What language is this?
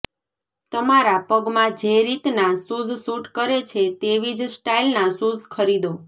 Gujarati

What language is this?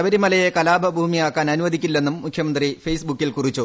Malayalam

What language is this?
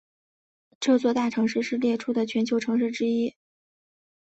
Chinese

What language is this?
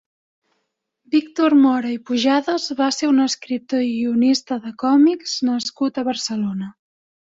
Catalan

